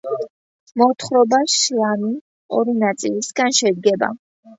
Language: Georgian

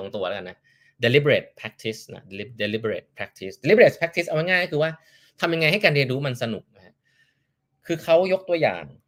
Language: Thai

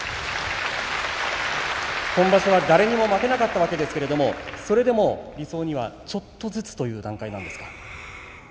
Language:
Japanese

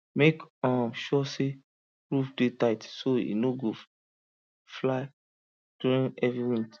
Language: Nigerian Pidgin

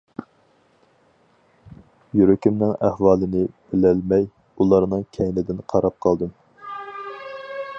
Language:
Uyghur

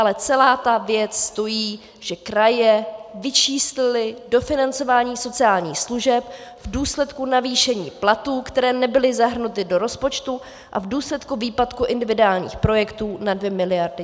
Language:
Czech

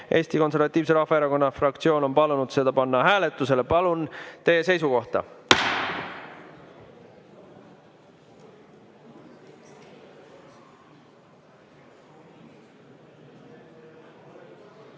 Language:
Estonian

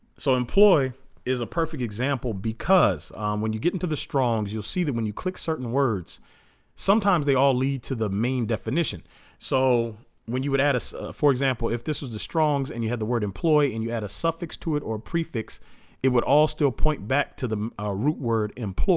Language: English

